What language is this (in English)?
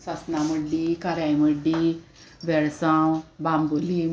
Konkani